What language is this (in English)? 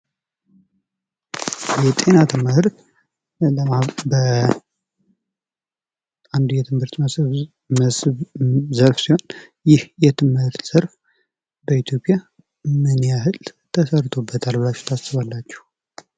Amharic